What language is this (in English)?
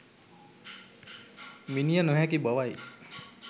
Sinhala